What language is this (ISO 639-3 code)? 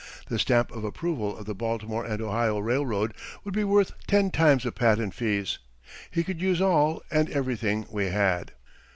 eng